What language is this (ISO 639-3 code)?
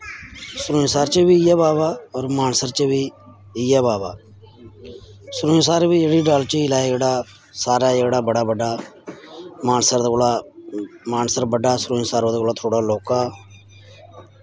doi